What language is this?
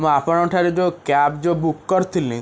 Odia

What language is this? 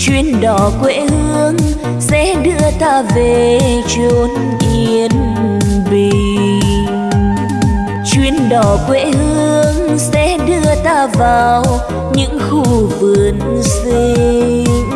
Vietnamese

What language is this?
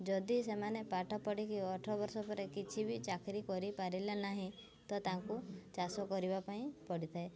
Odia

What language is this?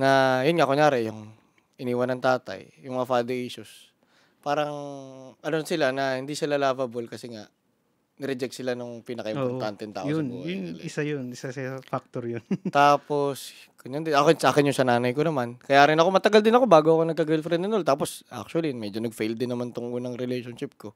Filipino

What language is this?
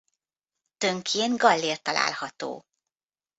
Hungarian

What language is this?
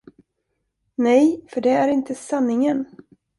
Swedish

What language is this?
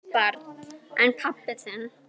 Icelandic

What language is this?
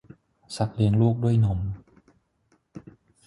Thai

